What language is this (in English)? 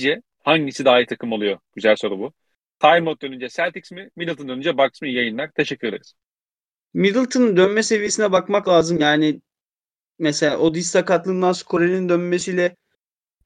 Turkish